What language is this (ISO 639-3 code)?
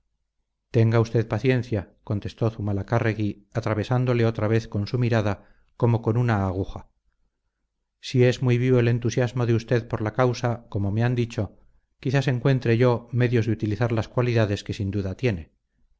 spa